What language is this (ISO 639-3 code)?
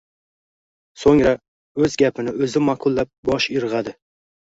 uzb